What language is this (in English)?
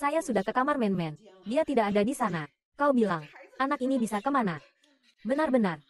Indonesian